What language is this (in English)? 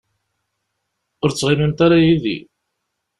Kabyle